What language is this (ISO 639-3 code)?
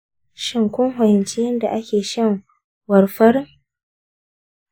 hau